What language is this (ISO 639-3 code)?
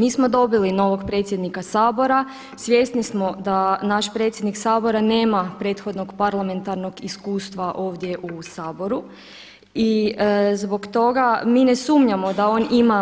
hrv